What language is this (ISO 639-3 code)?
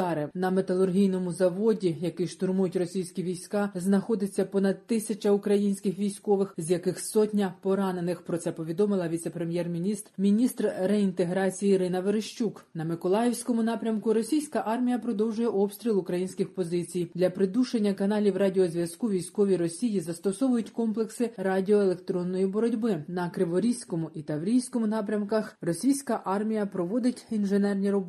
ukr